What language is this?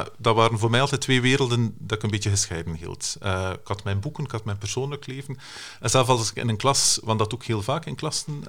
Dutch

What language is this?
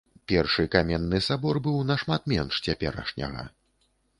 Belarusian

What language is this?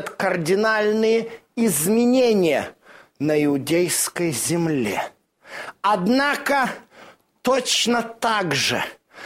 Russian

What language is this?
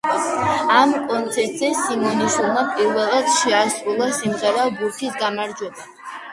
Georgian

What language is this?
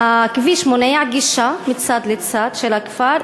Hebrew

